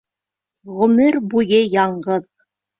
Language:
Bashkir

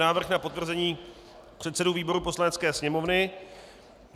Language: Czech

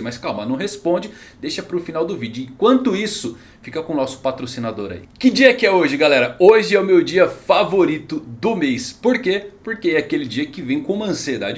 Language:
Portuguese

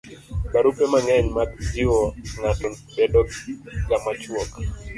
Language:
Luo (Kenya and Tanzania)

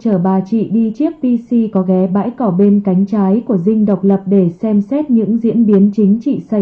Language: Vietnamese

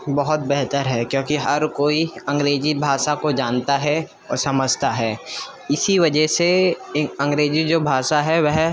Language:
Urdu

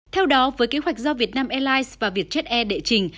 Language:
Vietnamese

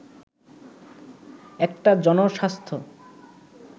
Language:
Bangla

